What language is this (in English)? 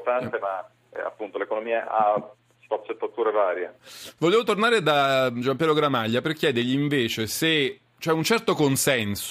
Italian